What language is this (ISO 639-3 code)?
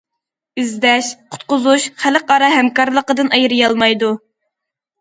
uig